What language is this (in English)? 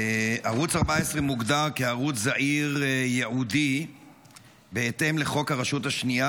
Hebrew